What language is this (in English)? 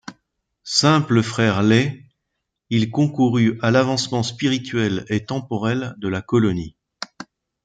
French